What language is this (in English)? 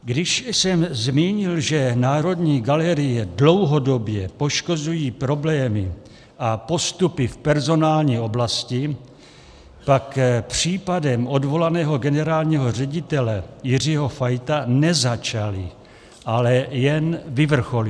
Czech